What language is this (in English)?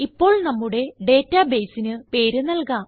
Malayalam